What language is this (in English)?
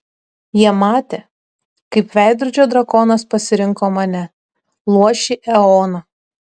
Lithuanian